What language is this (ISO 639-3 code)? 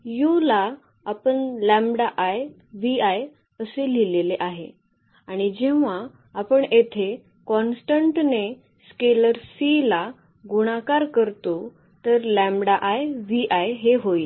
mar